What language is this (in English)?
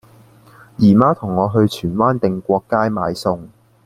Cantonese